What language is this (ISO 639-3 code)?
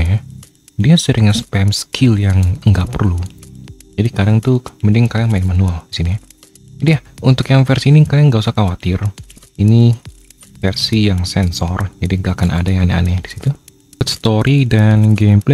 ind